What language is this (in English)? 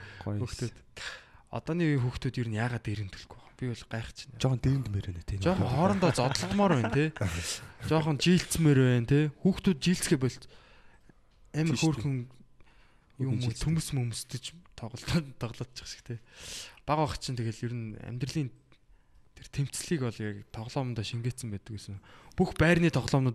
Korean